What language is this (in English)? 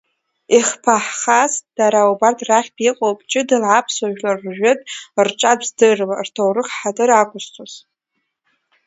Abkhazian